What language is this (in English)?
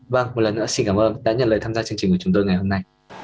Vietnamese